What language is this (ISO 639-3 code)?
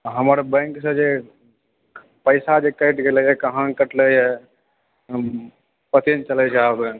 mai